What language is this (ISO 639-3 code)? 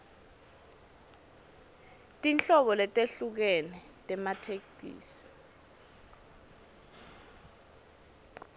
ssw